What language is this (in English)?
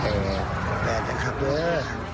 Thai